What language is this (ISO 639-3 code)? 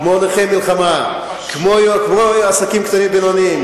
heb